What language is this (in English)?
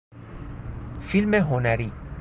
Persian